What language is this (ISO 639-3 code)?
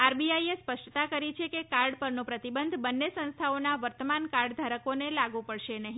guj